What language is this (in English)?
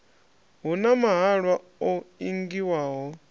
Venda